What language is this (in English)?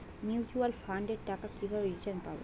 Bangla